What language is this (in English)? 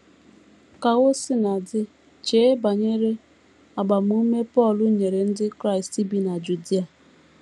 Igbo